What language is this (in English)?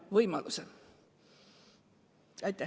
Estonian